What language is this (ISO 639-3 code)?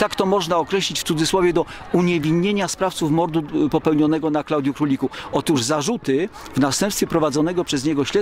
pol